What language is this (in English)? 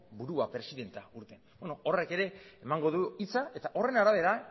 Basque